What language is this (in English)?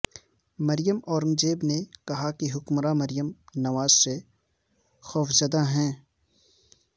Urdu